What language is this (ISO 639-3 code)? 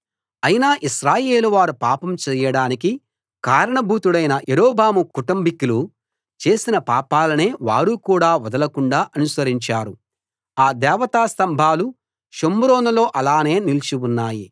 tel